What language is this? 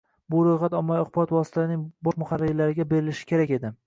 Uzbek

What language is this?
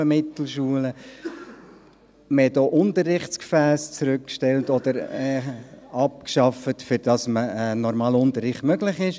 Swiss German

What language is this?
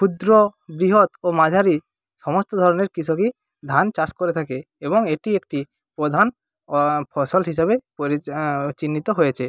Bangla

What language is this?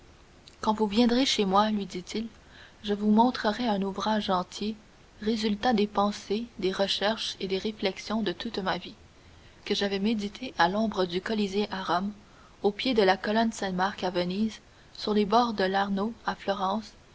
French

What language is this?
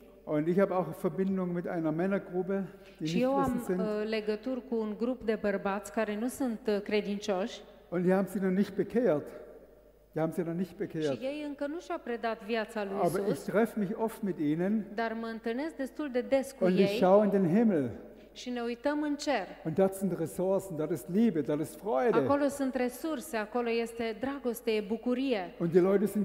Romanian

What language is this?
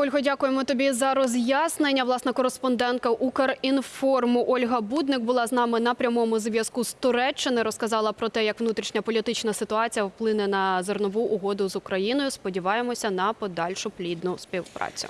Ukrainian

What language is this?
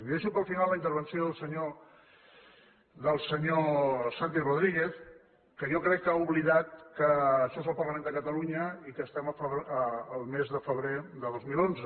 Catalan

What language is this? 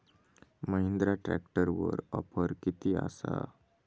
Marathi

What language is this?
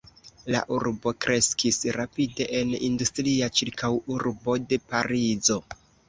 Esperanto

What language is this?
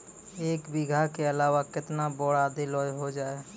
Maithili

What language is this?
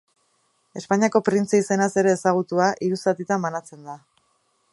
Basque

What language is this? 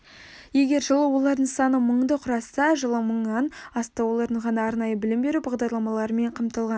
Kazakh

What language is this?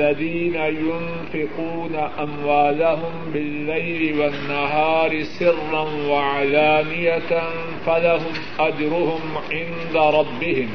Urdu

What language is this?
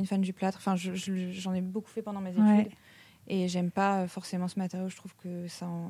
French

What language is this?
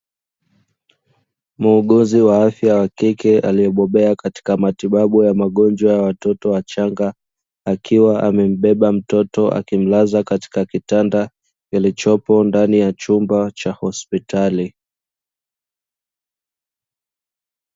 Swahili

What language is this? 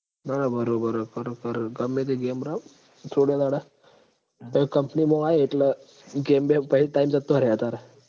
Gujarati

